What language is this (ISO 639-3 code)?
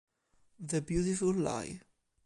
ita